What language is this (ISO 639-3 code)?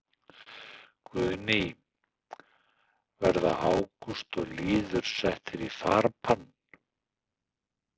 isl